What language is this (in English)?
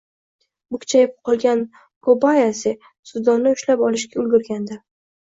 Uzbek